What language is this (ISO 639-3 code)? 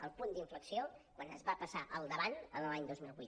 cat